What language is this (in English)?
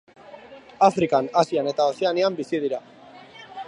Basque